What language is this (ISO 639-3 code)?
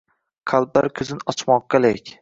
uzb